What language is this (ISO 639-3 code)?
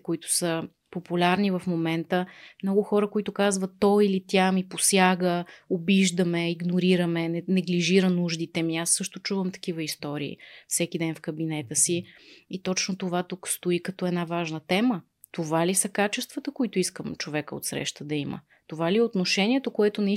bul